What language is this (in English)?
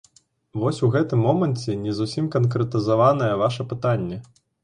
Belarusian